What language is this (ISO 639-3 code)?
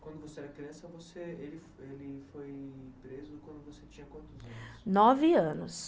por